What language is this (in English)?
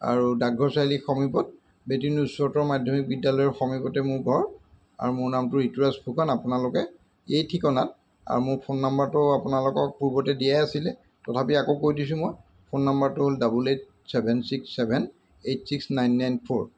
Assamese